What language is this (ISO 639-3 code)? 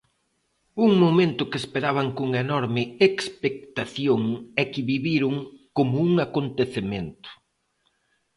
glg